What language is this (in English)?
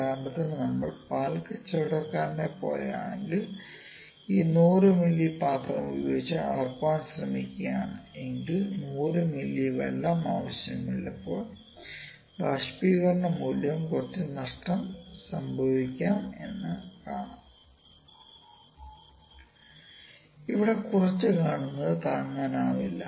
Malayalam